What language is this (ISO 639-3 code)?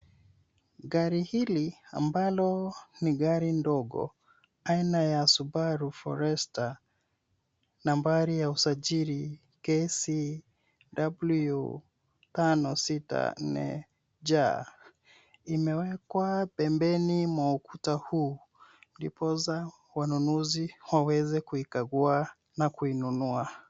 swa